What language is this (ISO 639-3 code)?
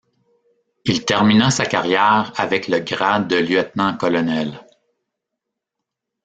fra